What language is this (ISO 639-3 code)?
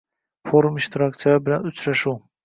uzb